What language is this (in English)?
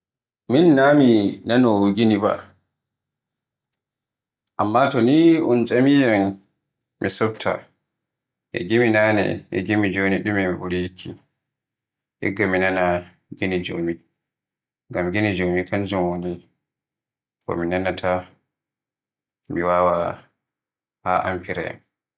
Borgu Fulfulde